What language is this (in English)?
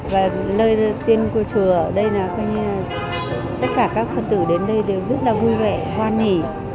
Vietnamese